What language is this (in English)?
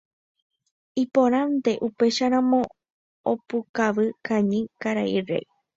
Guarani